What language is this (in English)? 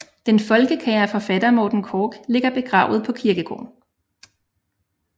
Danish